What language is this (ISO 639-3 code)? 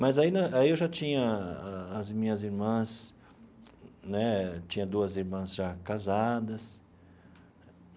por